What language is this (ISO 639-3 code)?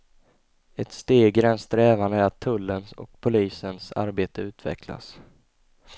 swe